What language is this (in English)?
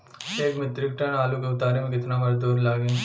Bhojpuri